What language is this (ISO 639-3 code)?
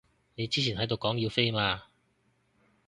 yue